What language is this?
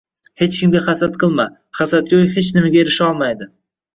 Uzbek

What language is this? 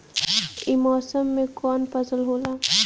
Bhojpuri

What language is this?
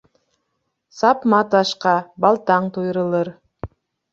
Bashkir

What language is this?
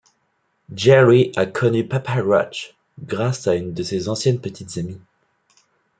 French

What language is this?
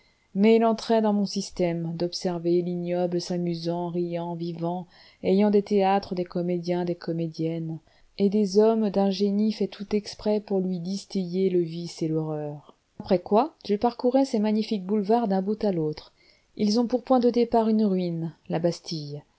French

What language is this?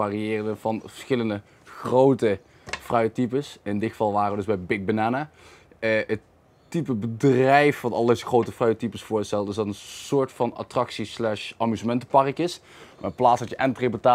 Dutch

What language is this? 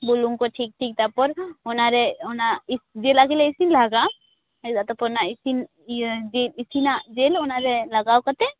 Santali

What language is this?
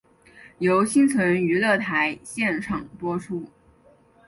Chinese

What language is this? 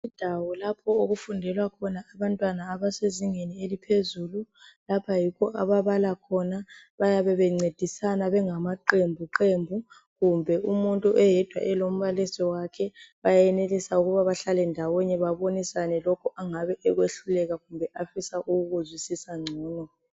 North Ndebele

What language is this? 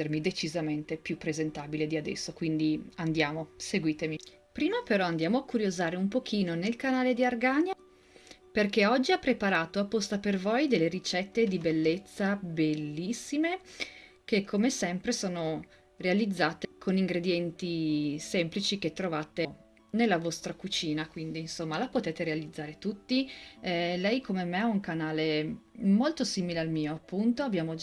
Italian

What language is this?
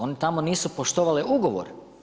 Croatian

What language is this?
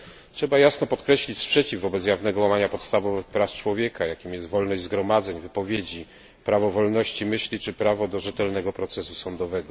Polish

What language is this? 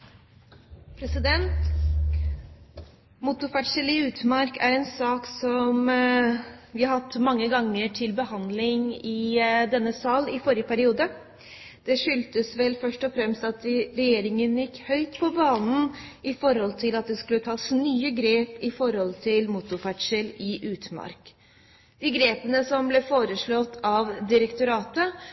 Norwegian Bokmål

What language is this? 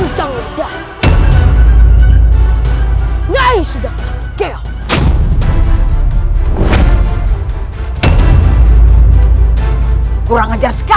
Indonesian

